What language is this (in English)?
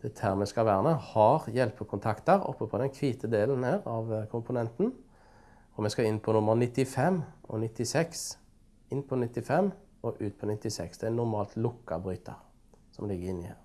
Norwegian